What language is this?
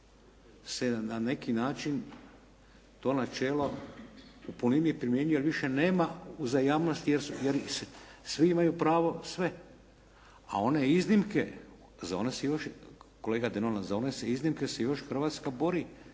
Croatian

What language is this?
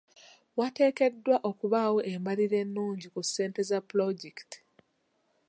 Ganda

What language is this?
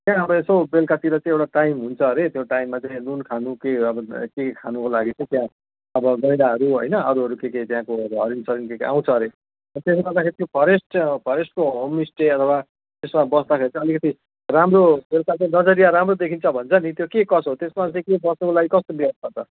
Nepali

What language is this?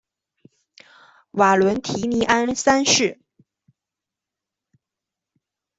Chinese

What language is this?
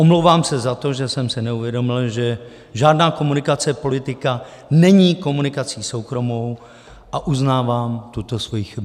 Czech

